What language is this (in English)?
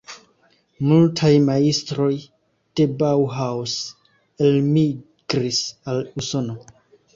Esperanto